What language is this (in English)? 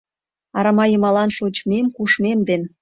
Mari